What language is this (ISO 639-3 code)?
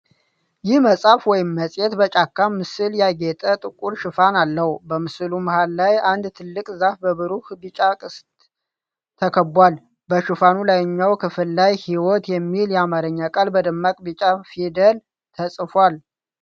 amh